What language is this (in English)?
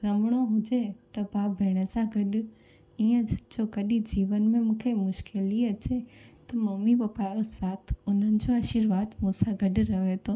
Sindhi